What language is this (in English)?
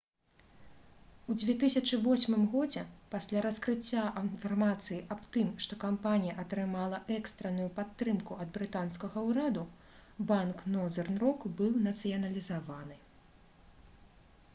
Belarusian